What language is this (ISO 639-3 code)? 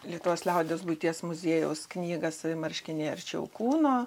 lit